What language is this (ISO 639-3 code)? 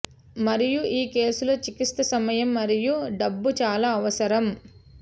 tel